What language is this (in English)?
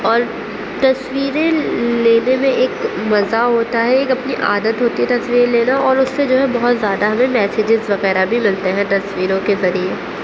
Urdu